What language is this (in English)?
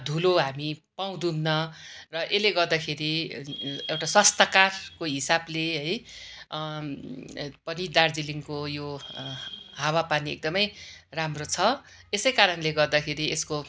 Nepali